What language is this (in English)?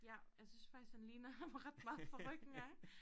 Danish